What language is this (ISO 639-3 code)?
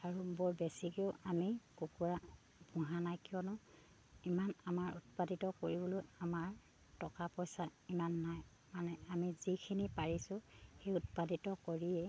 asm